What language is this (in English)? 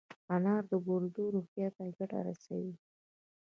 Pashto